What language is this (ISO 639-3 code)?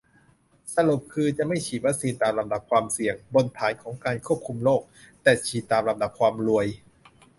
tha